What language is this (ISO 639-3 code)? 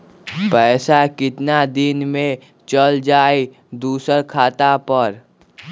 mag